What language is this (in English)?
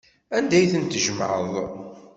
Kabyle